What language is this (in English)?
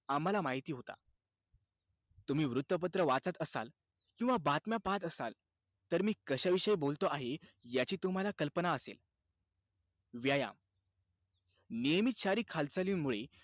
Marathi